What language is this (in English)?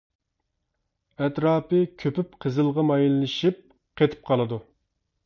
Uyghur